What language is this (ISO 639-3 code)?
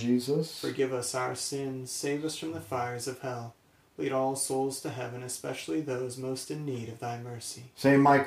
eng